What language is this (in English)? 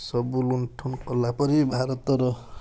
Odia